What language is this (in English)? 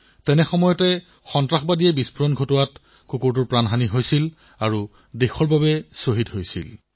Assamese